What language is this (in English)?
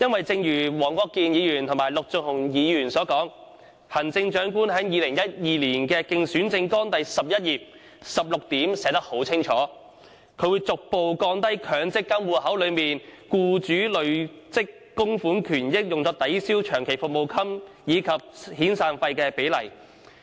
Cantonese